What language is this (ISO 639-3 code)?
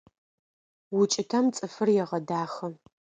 ady